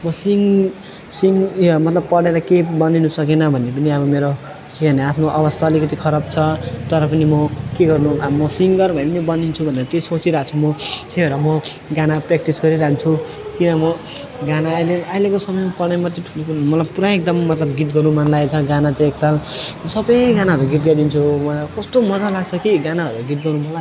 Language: Nepali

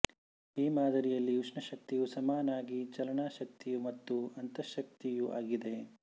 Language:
Kannada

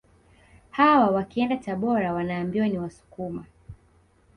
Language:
Swahili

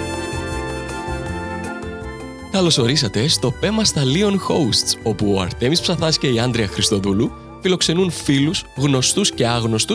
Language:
Greek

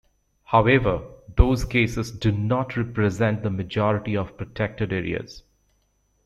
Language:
English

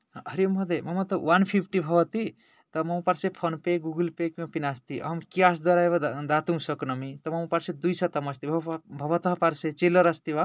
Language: Sanskrit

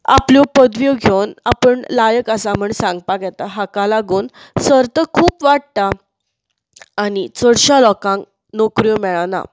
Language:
Konkani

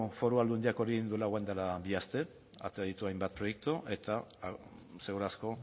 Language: Basque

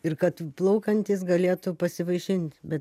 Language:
Lithuanian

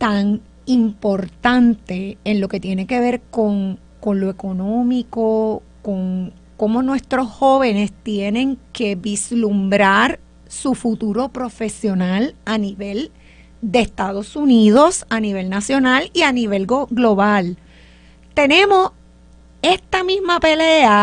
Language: Spanish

